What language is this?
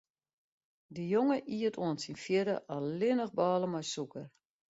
Western Frisian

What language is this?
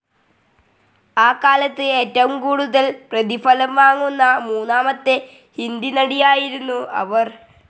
Malayalam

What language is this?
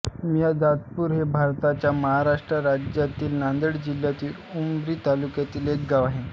Marathi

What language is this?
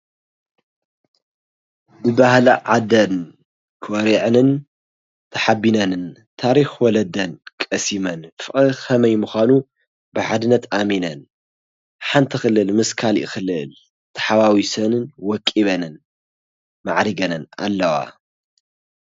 Tigrinya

